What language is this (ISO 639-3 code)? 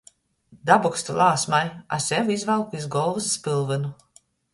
ltg